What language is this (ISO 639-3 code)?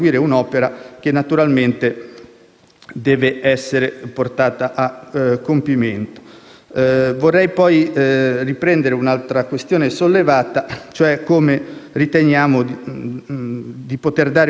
ita